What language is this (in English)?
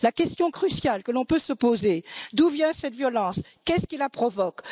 French